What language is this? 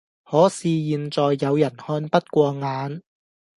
Cantonese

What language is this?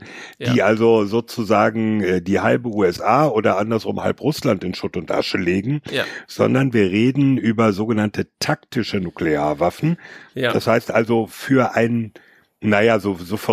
German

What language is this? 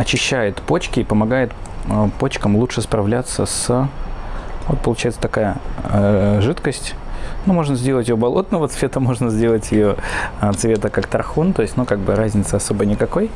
Russian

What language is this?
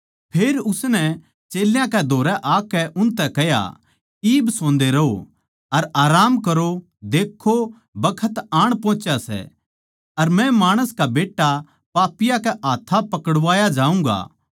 Haryanvi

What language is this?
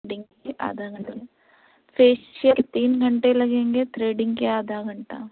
Urdu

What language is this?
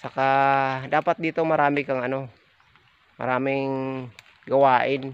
Filipino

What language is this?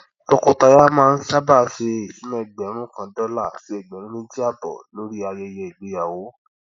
Yoruba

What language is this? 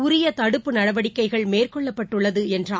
Tamil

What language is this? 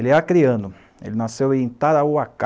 Portuguese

